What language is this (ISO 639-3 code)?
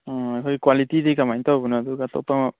mni